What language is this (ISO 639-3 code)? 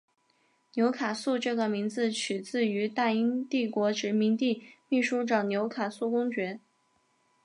zho